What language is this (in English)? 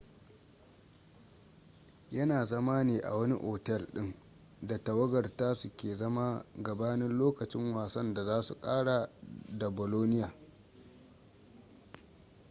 Hausa